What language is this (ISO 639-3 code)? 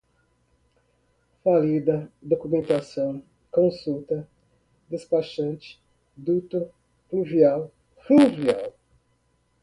por